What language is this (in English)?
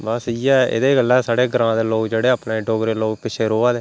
Dogri